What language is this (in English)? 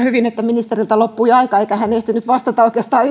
Finnish